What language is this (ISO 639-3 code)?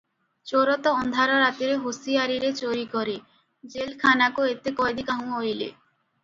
ori